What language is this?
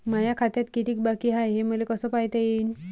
Marathi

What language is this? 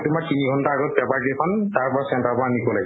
Assamese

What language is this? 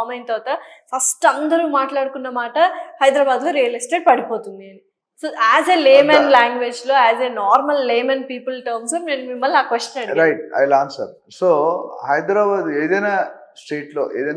Telugu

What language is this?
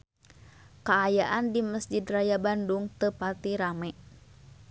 Sundanese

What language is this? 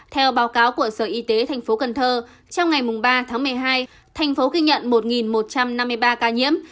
Vietnamese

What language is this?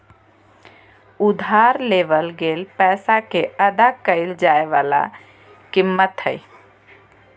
Magahi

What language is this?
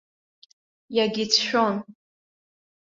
Abkhazian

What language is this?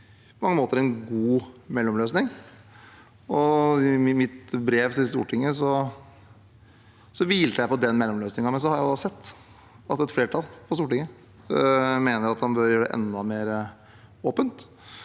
Norwegian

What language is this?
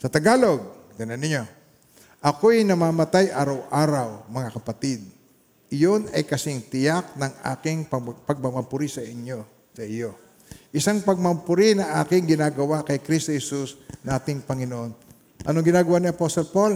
Filipino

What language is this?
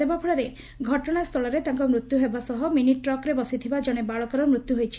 Odia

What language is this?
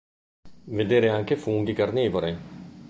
Italian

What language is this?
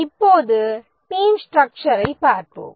Tamil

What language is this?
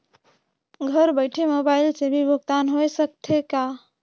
Chhattisgarhi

